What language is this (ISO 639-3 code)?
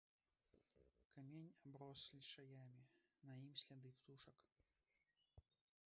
bel